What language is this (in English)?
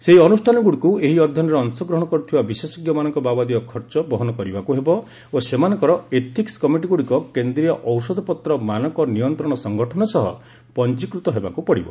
Odia